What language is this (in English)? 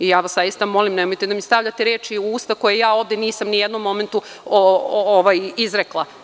Serbian